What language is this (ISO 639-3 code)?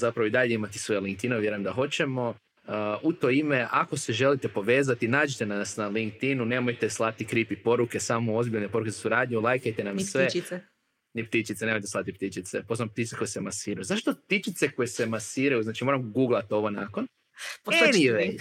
hrv